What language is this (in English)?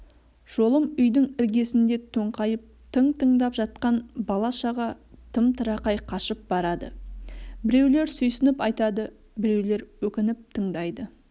Kazakh